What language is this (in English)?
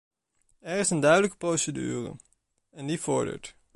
Dutch